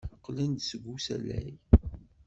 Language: Kabyle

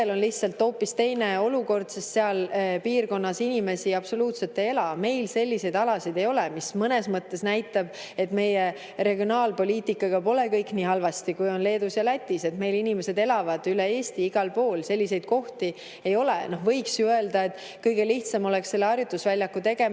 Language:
Estonian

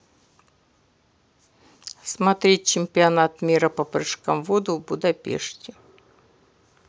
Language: Russian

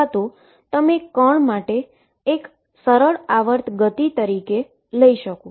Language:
Gujarati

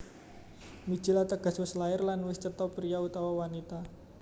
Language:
Javanese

